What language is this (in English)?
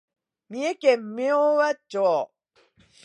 Japanese